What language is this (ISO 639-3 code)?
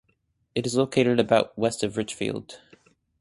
eng